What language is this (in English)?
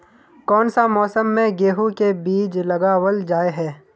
Magahi